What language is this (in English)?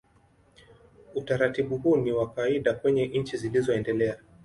Swahili